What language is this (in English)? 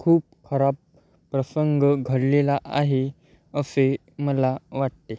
Marathi